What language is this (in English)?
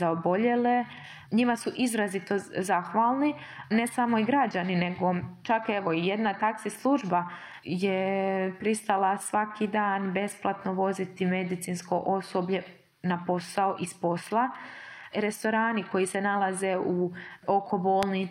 Croatian